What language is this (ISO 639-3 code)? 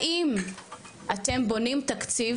heb